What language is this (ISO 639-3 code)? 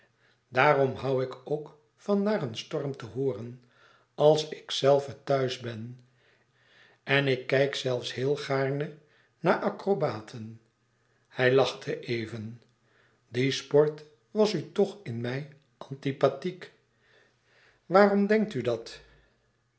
nld